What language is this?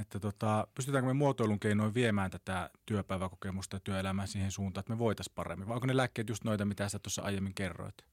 Finnish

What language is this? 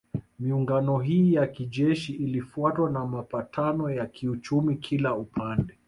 Swahili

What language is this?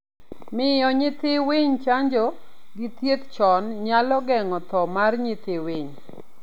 Luo (Kenya and Tanzania)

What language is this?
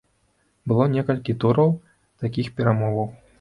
Belarusian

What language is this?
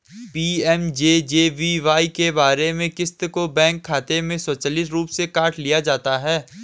Hindi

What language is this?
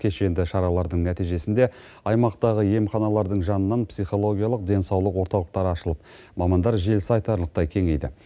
Kazakh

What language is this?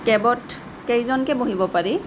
Assamese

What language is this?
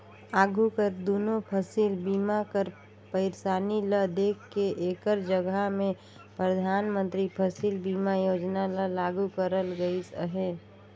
Chhattisgarhi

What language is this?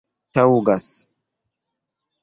Esperanto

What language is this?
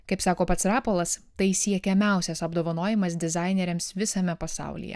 Lithuanian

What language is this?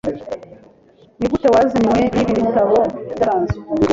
Kinyarwanda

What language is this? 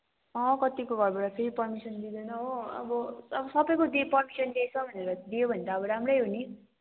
Nepali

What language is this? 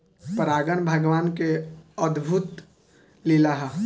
Bhojpuri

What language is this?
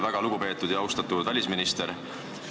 Estonian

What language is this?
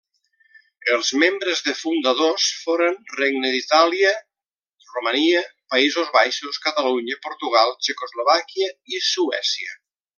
Catalan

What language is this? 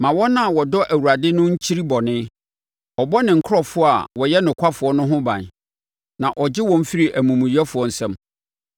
Akan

